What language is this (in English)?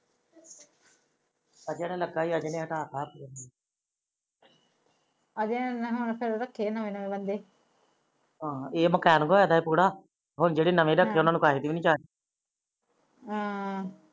Punjabi